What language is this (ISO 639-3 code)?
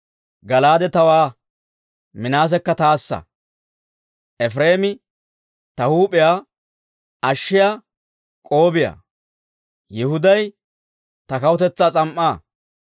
dwr